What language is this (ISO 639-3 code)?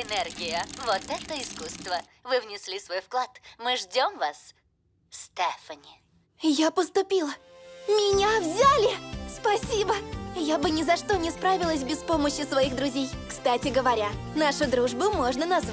rus